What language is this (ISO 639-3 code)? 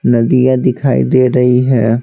hin